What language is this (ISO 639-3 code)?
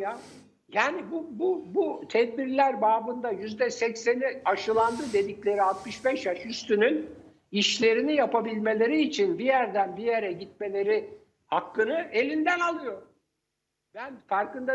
tur